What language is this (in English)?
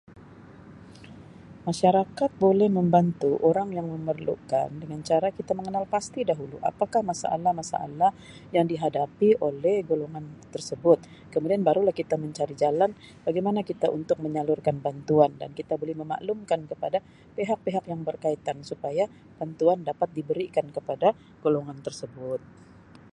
Sabah Malay